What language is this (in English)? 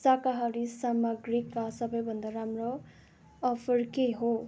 Nepali